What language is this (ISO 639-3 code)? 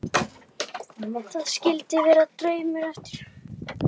isl